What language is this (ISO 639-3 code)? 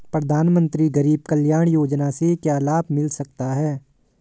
hin